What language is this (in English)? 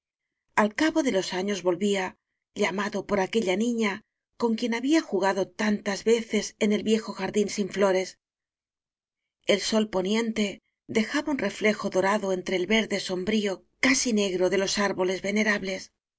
Spanish